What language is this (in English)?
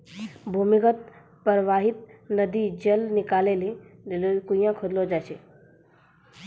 Maithili